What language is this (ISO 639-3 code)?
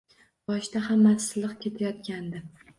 uzb